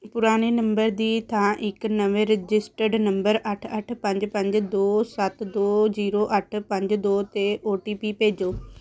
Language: Punjabi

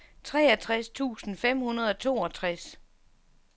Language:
Danish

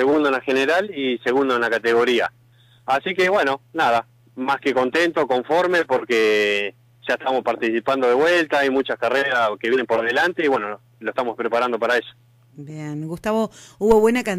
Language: Spanish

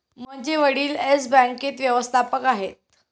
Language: Marathi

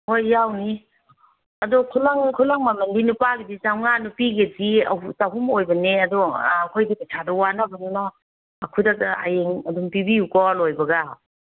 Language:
Manipuri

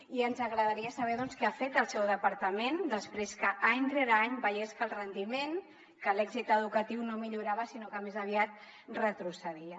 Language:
Catalan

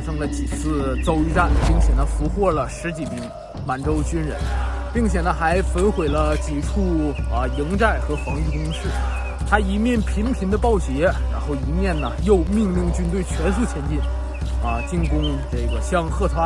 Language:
Chinese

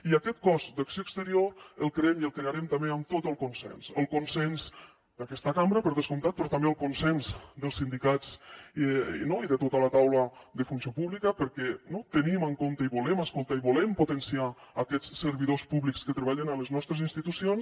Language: Catalan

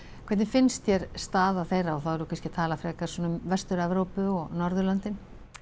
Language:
Icelandic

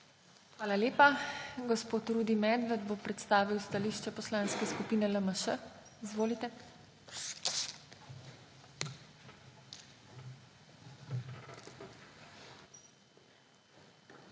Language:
Slovenian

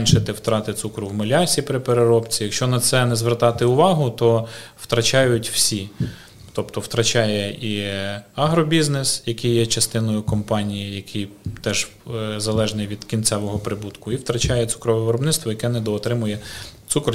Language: Ukrainian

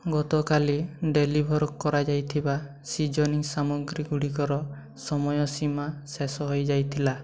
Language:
Odia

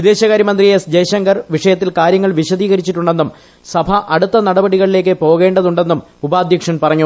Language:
Malayalam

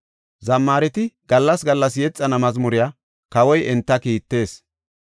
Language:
Gofa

